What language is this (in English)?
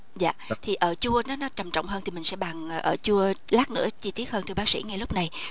Vietnamese